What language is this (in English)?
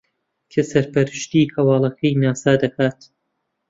Central Kurdish